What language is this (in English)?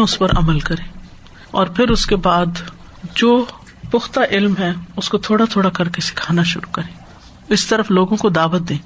Urdu